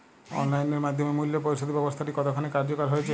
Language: Bangla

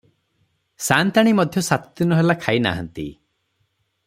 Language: Odia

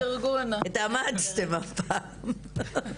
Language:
Hebrew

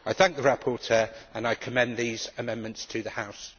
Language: English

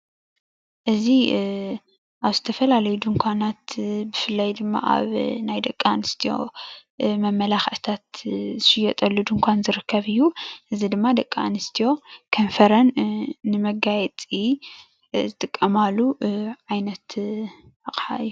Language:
Tigrinya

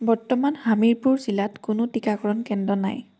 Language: Assamese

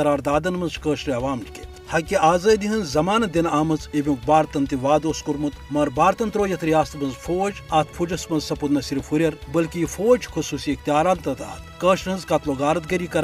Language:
Urdu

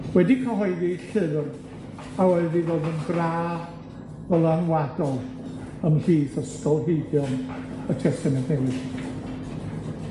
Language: Welsh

